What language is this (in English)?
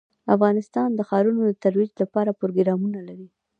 Pashto